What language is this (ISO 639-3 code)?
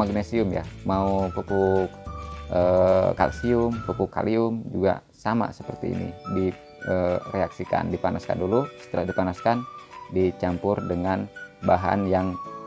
ind